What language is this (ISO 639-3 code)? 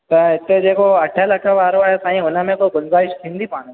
snd